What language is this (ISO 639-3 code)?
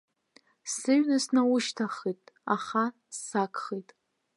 abk